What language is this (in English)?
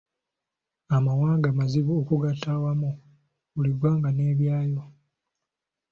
Ganda